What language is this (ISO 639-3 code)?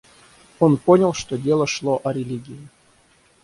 rus